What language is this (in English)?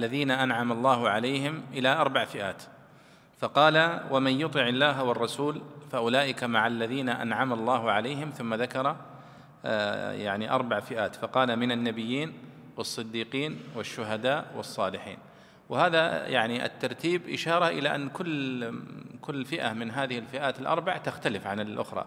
Arabic